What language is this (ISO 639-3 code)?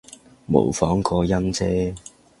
yue